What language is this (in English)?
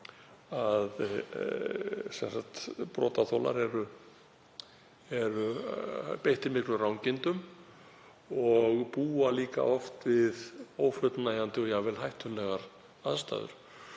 Icelandic